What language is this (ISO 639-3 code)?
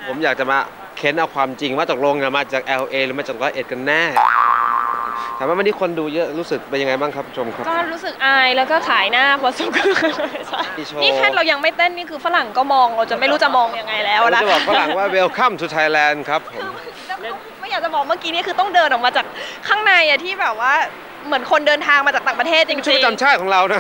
tha